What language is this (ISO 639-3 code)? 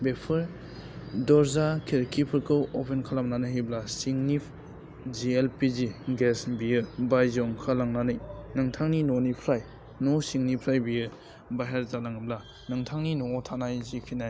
brx